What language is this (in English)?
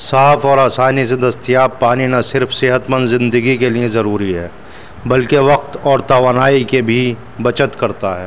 Urdu